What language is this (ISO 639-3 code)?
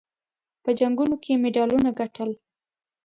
pus